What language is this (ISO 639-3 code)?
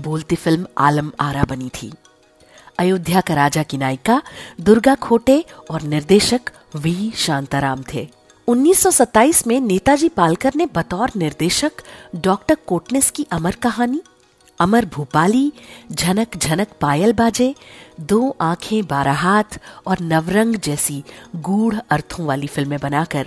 hin